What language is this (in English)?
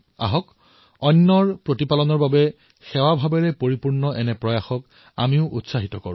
Assamese